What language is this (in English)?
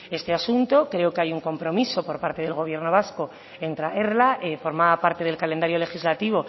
Spanish